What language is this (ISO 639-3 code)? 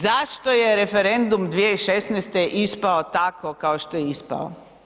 hrv